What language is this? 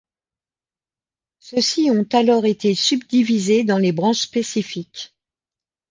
French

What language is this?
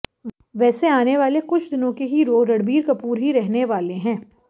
Hindi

